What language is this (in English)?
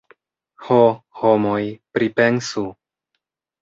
Esperanto